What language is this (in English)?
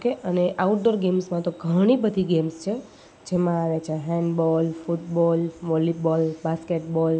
Gujarati